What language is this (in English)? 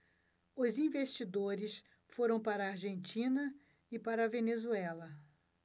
Portuguese